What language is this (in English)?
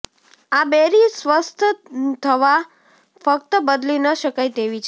Gujarati